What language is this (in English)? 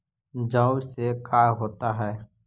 Magahi